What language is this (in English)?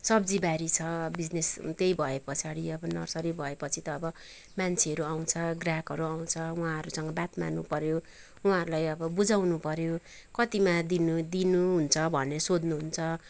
Nepali